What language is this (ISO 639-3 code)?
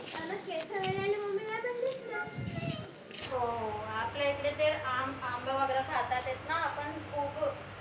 mar